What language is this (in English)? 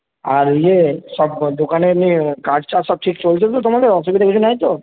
Bangla